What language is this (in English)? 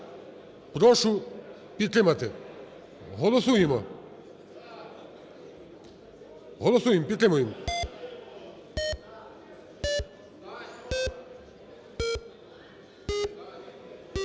Ukrainian